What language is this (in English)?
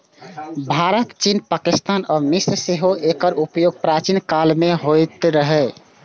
Maithili